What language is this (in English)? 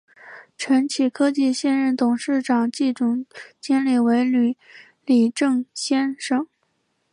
Chinese